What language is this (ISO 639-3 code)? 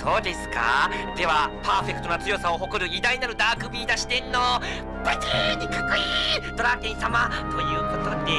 jpn